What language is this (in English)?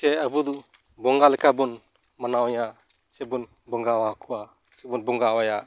Santali